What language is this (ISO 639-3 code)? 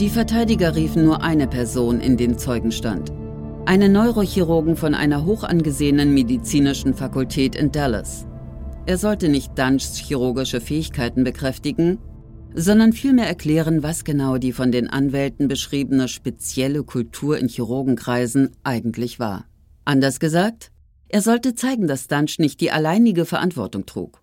deu